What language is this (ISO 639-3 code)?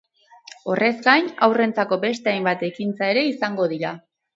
eus